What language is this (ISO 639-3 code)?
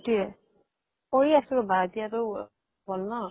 asm